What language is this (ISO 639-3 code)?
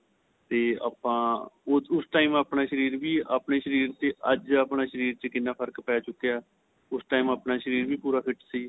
pan